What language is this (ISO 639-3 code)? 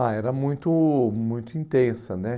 por